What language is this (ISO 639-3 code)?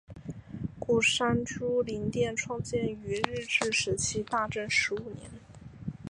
zho